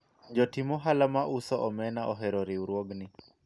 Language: Luo (Kenya and Tanzania)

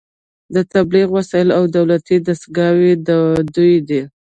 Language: Pashto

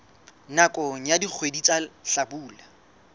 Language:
Southern Sotho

